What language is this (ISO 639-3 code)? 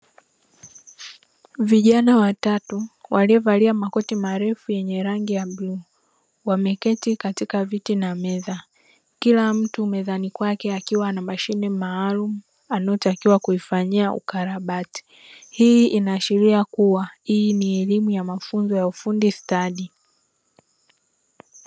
swa